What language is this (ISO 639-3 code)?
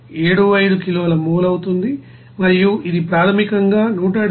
tel